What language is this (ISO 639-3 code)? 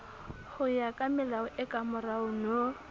sot